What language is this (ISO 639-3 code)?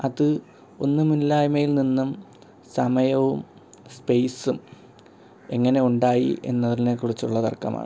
mal